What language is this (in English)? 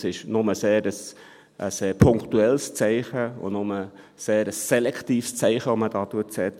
Swiss German